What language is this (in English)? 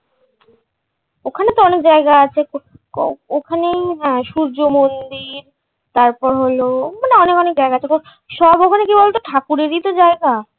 Bangla